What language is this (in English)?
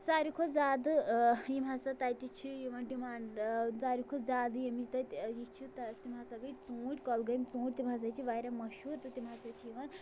Kashmiri